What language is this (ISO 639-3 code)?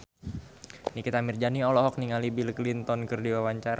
sun